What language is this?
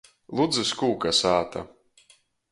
Latgalian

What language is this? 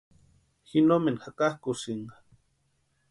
Western Highland Purepecha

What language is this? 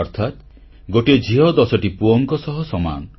Odia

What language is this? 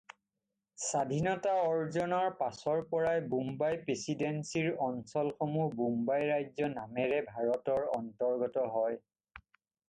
Assamese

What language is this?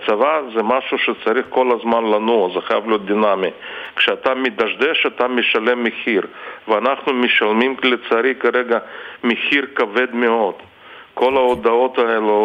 Hebrew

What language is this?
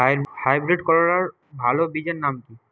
Bangla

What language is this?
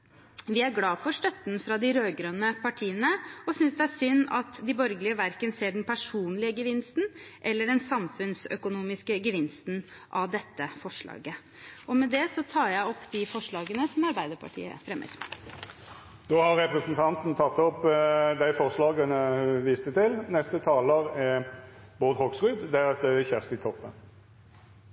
Norwegian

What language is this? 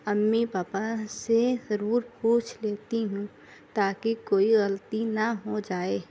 Urdu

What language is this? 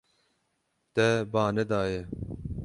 Kurdish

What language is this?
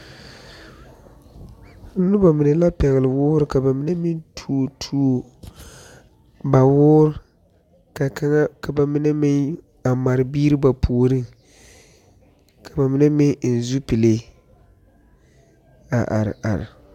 Southern Dagaare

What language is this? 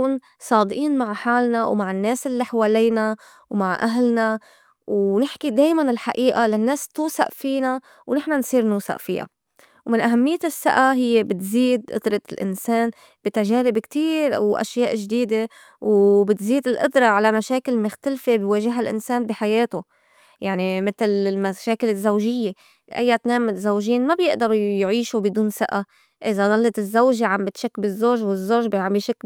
North Levantine Arabic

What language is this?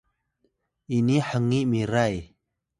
Atayal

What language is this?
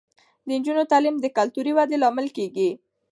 Pashto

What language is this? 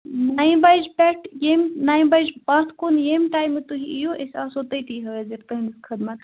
Kashmiri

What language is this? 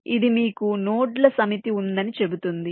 Telugu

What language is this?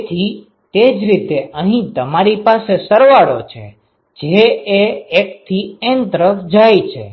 Gujarati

